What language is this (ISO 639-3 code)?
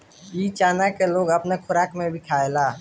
bho